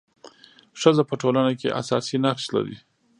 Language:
Pashto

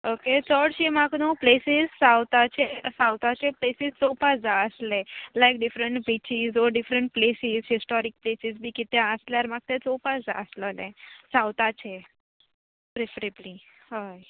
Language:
Konkani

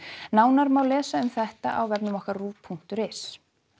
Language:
Icelandic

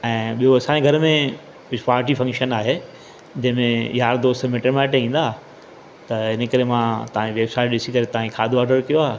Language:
Sindhi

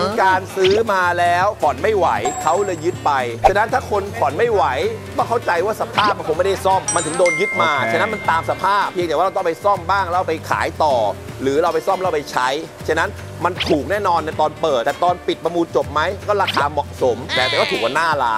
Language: Thai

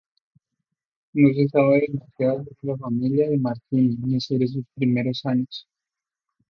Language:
Spanish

